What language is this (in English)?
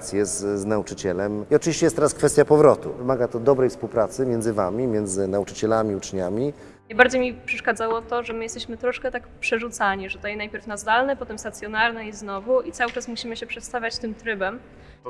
Polish